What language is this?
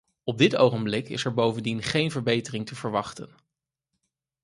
Dutch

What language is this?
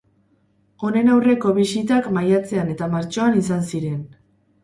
Basque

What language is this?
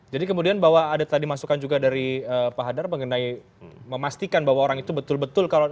Indonesian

